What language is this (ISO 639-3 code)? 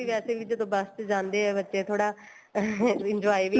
pan